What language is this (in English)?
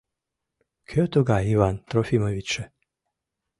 Mari